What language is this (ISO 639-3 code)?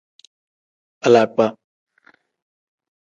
kdh